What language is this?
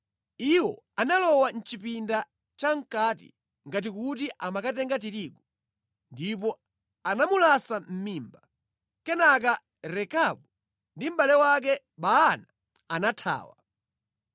Nyanja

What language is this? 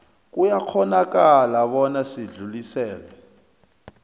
South Ndebele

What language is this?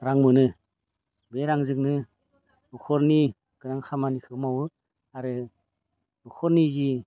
Bodo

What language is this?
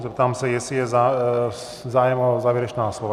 Czech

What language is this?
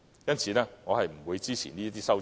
Cantonese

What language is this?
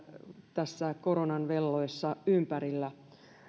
Finnish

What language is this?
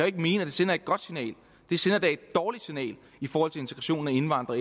Danish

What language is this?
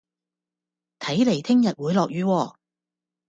Cantonese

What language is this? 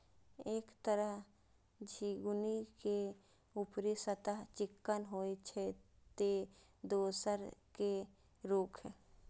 Maithili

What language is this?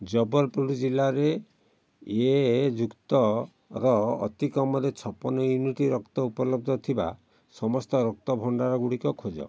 Odia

